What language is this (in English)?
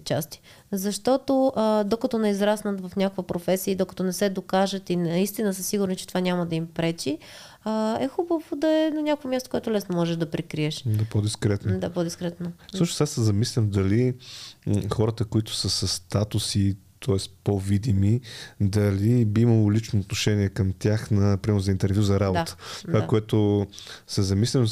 Bulgarian